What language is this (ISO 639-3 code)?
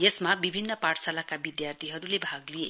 nep